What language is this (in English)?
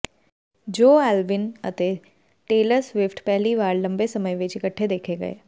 Punjabi